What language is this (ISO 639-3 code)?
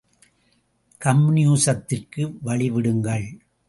tam